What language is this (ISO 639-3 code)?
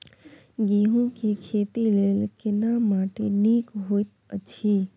mai